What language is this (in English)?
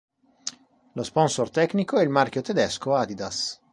Italian